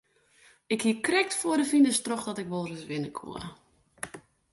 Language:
Western Frisian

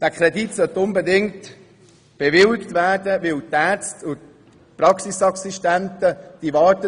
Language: Swiss German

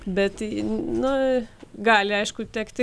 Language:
Lithuanian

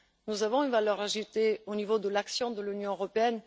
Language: French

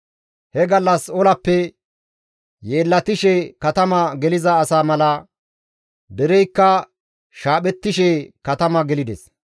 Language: Gamo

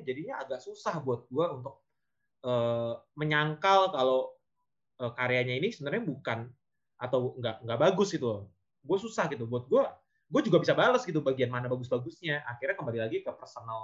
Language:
Indonesian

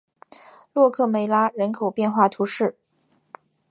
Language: Chinese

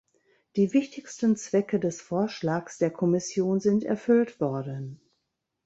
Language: German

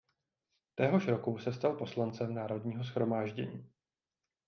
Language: Czech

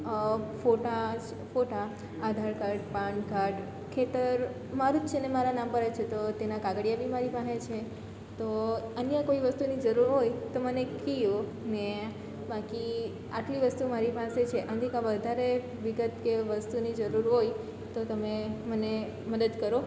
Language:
Gujarati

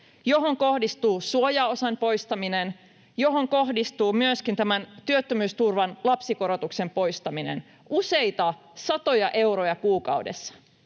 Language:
Finnish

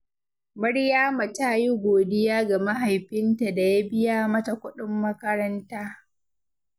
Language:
Hausa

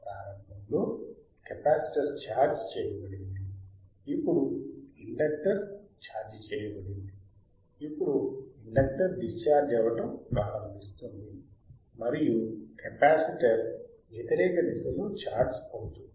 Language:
Telugu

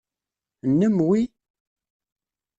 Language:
Kabyle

